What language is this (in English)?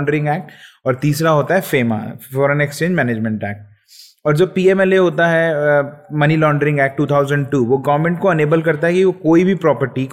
Hindi